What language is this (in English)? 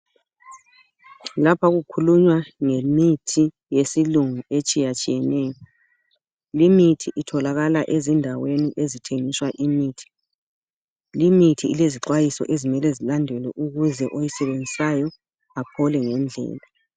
North Ndebele